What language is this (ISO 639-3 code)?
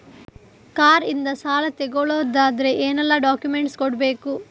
kan